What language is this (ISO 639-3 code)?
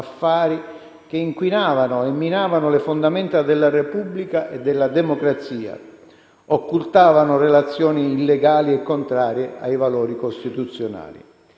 ita